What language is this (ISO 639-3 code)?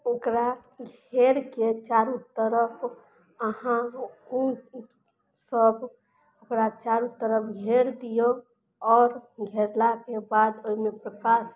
mai